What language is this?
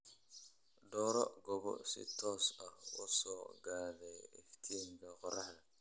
Somali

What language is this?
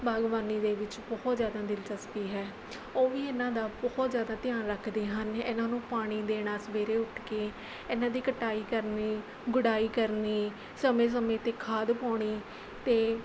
Punjabi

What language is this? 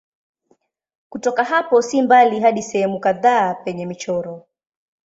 Swahili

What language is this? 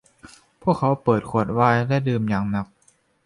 Thai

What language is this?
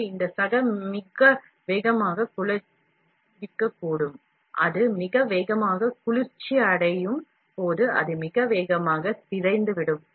Tamil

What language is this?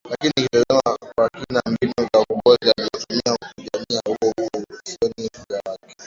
Swahili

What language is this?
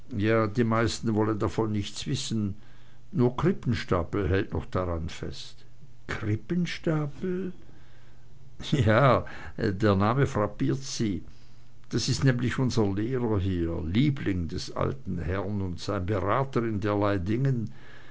German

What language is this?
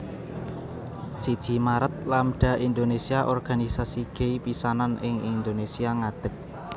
Javanese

